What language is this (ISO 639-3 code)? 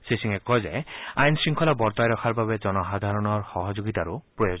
asm